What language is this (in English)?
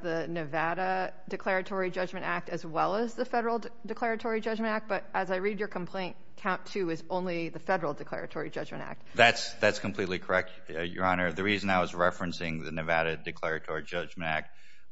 English